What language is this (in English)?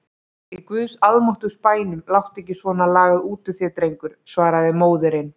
Icelandic